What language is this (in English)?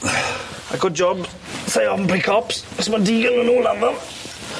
Welsh